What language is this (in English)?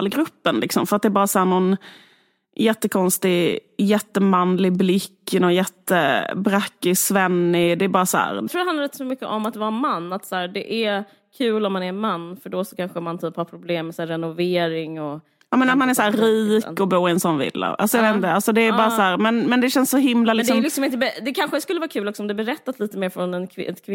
Swedish